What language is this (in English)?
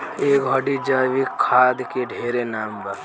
Bhojpuri